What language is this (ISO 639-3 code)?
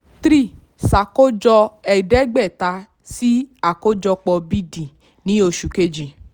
yor